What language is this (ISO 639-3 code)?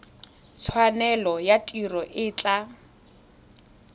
tsn